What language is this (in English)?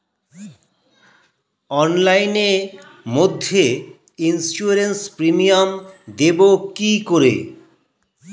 Bangla